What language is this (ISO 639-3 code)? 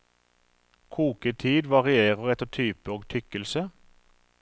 nor